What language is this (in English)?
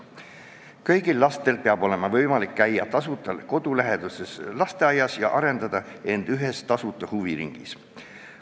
Estonian